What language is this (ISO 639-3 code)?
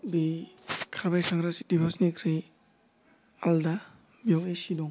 brx